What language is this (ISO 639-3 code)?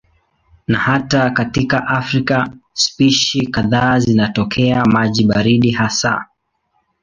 swa